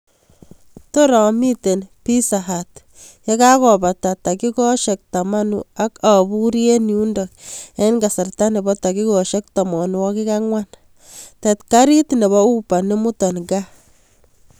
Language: Kalenjin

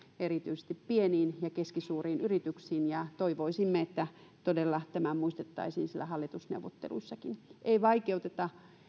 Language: Finnish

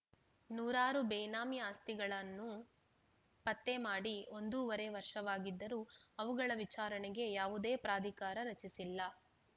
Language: Kannada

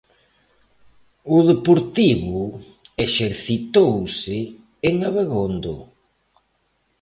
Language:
Galician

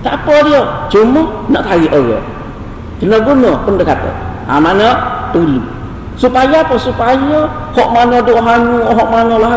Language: Malay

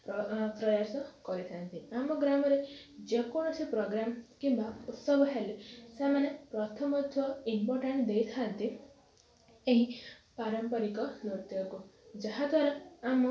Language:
Odia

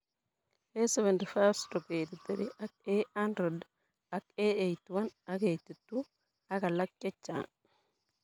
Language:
Kalenjin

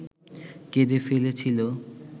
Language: Bangla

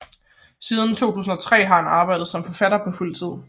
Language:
Danish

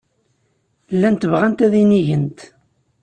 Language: Kabyle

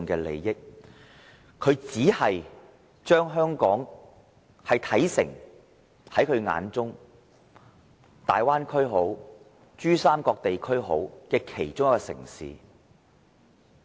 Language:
Cantonese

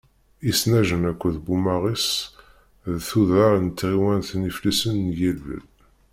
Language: Kabyle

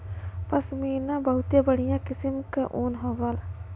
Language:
Bhojpuri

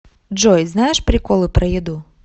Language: Russian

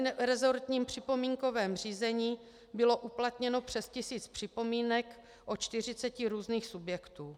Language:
Czech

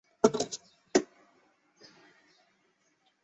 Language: Chinese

